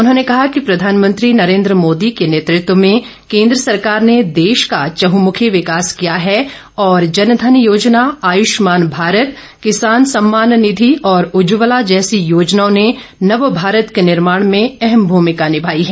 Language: Hindi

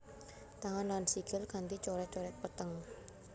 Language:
Javanese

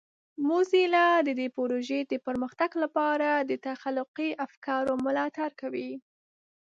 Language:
Pashto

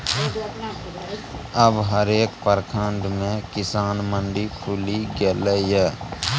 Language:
Maithili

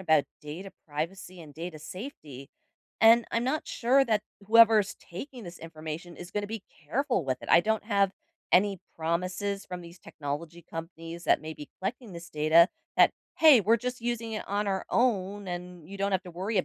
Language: English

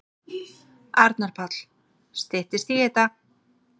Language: Icelandic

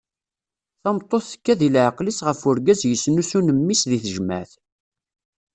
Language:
Kabyle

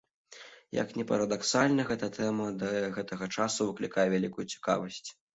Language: Belarusian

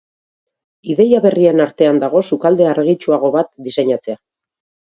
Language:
Basque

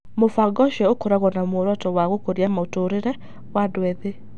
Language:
Kikuyu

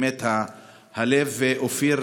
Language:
Hebrew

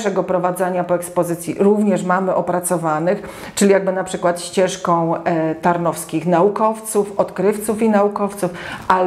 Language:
Polish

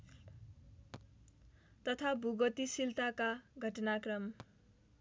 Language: Nepali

